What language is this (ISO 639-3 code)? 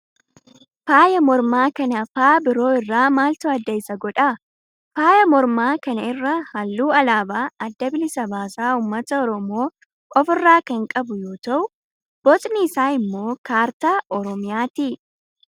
orm